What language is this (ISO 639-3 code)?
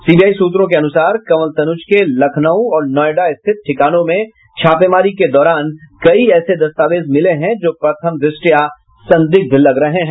hin